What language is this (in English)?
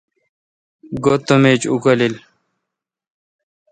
Kalkoti